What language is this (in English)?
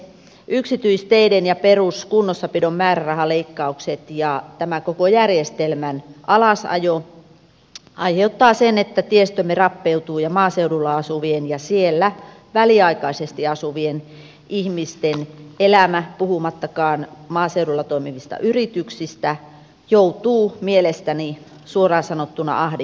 Finnish